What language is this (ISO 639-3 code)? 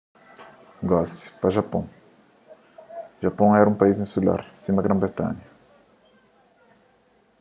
kea